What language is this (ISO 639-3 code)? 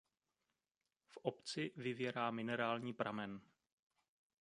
ces